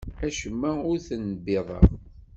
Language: Kabyle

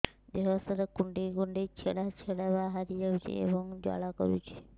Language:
Odia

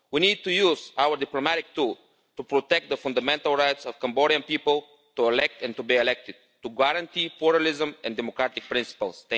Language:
English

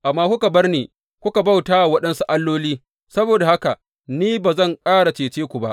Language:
Hausa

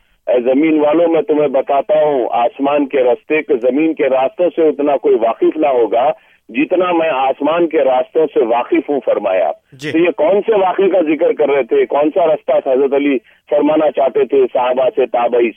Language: Urdu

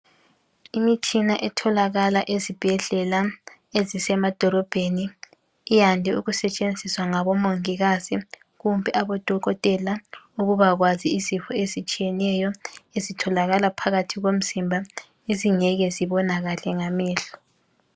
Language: North Ndebele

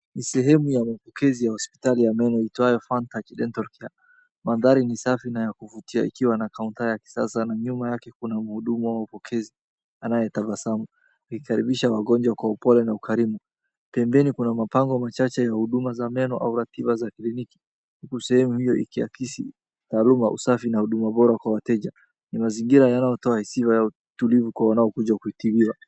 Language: Swahili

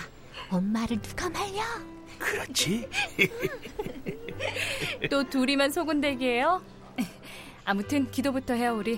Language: Korean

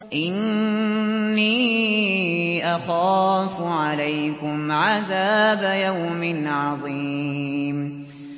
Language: Arabic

